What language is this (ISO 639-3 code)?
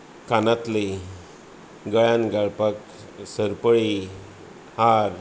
kok